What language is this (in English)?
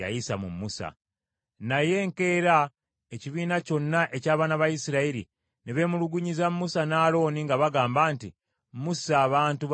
Ganda